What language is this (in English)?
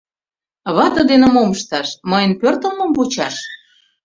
Mari